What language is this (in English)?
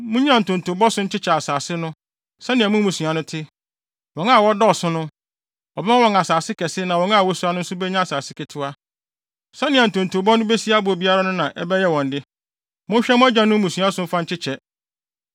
Akan